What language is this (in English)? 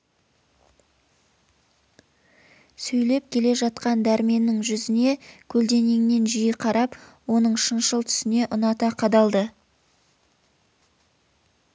Kazakh